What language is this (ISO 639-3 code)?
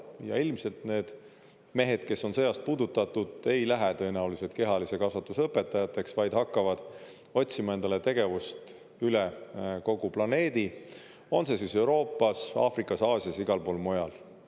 est